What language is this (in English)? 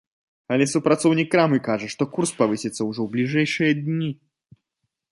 Belarusian